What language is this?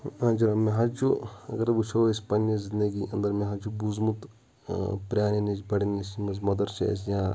Kashmiri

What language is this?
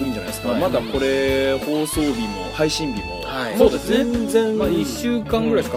Japanese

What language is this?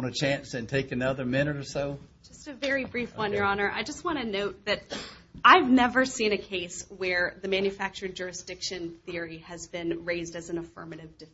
English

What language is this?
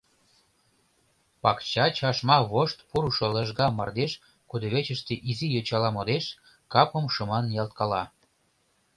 Mari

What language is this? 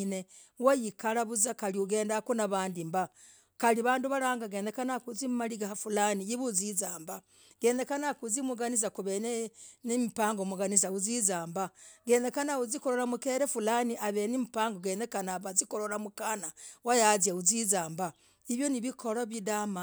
Logooli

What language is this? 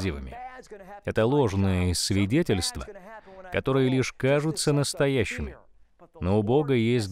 Russian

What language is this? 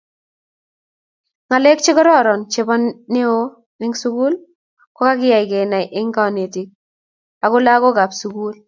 Kalenjin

